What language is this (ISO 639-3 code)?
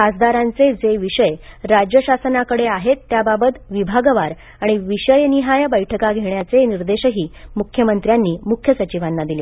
mar